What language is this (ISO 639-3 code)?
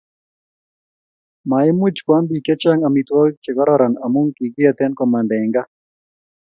kln